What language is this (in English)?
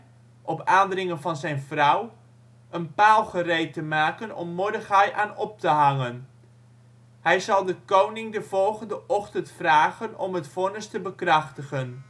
Dutch